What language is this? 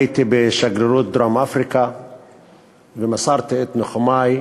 Hebrew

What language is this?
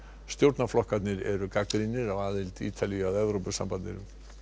Icelandic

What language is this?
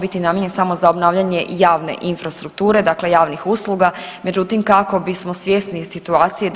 Croatian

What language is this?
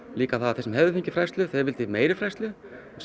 Icelandic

